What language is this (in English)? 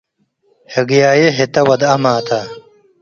Tigre